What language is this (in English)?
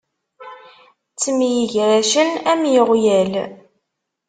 Kabyle